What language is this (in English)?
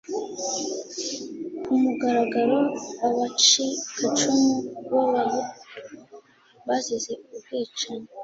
Kinyarwanda